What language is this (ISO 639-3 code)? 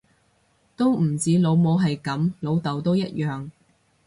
yue